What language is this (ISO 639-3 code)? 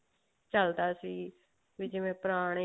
pan